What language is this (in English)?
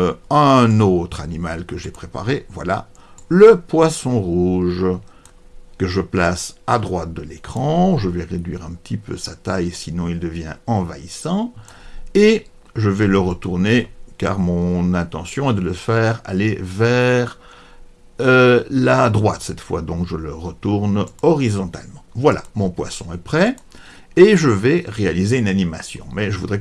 French